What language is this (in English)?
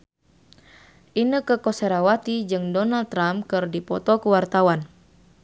Sundanese